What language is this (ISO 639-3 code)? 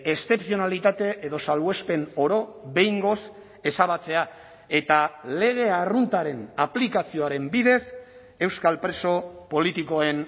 eus